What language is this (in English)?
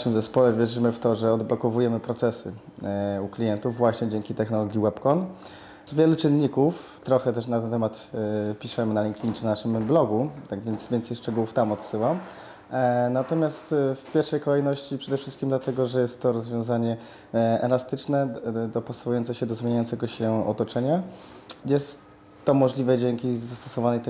Polish